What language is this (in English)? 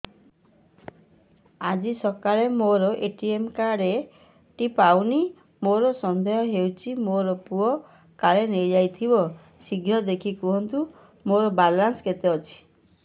Odia